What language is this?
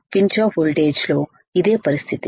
Telugu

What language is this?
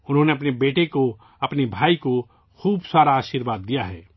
Urdu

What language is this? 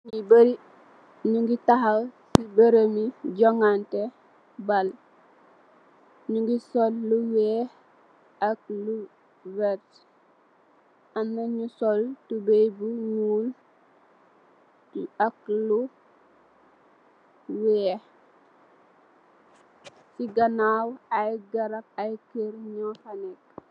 Wolof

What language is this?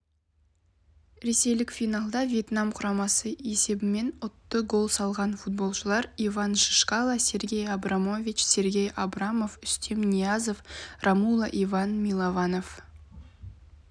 Kazakh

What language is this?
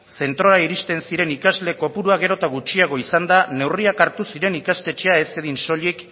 Basque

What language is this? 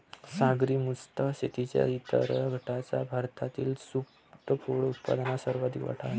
Marathi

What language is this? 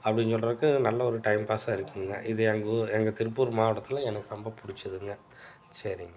Tamil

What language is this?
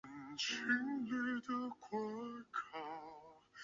Chinese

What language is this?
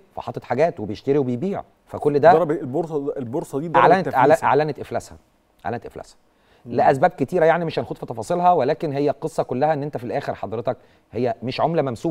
Arabic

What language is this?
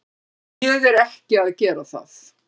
Icelandic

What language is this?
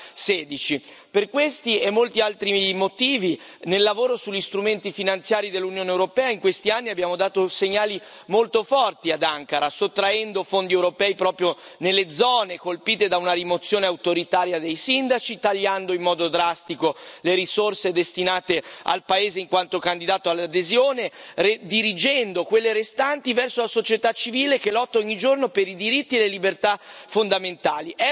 Italian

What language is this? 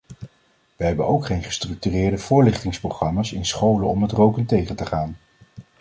Dutch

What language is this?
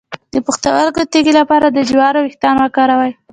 Pashto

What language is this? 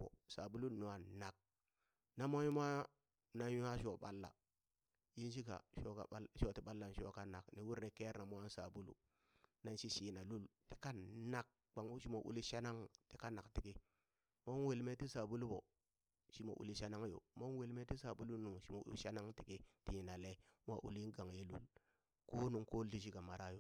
Burak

